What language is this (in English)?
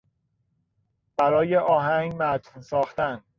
Persian